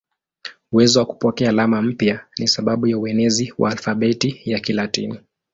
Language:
Swahili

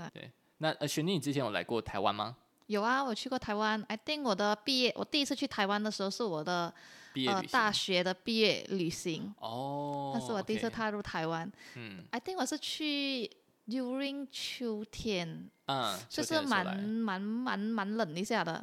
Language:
Chinese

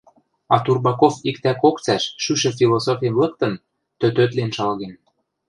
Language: Western Mari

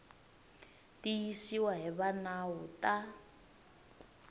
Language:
Tsonga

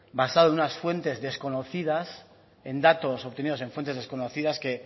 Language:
Spanish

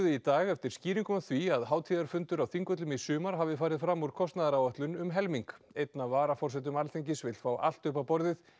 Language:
Icelandic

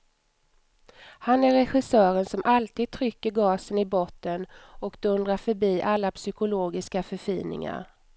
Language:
Swedish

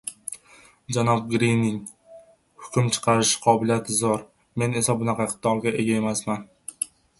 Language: Uzbek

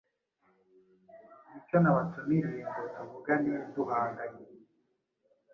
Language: Kinyarwanda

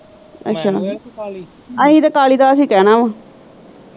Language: Punjabi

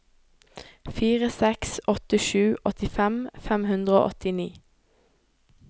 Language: Norwegian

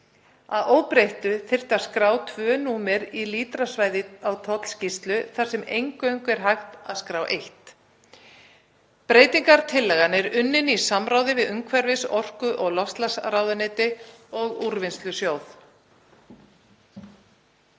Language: Icelandic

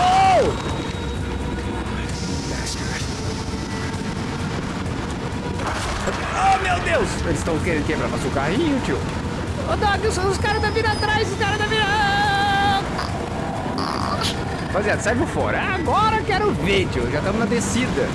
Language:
Portuguese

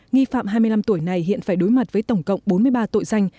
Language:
Vietnamese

